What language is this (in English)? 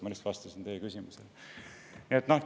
Estonian